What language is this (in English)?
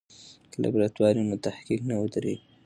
Pashto